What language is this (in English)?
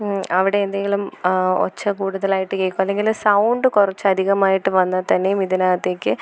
Malayalam